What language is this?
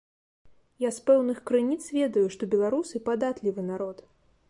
Belarusian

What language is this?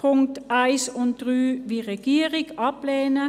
Swiss German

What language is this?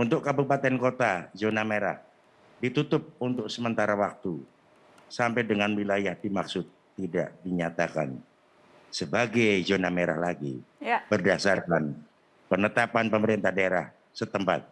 Indonesian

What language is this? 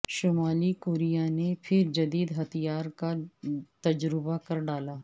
Urdu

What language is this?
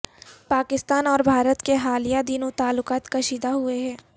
Urdu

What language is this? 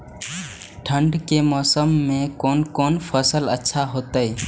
Maithili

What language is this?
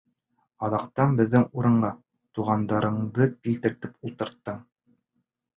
Bashkir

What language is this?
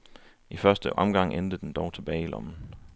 Danish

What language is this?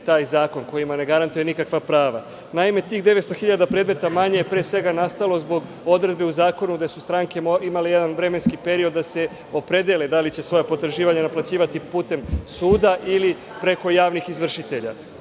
Serbian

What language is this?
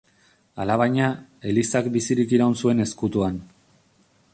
Basque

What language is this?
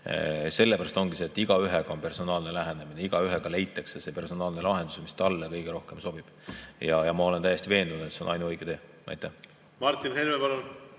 Estonian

